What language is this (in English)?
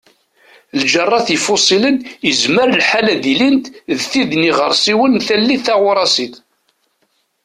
Kabyle